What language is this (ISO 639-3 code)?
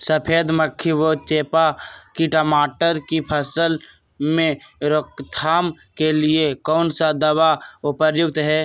mag